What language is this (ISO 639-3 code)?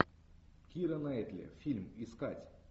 rus